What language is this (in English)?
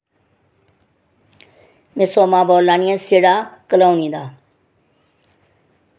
Dogri